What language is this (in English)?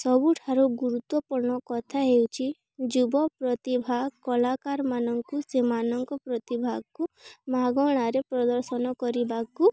Odia